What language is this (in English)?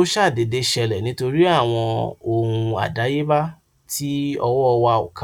Yoruba